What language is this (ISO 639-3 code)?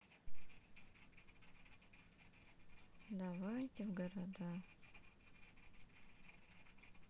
rus